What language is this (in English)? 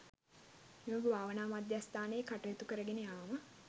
Sinhala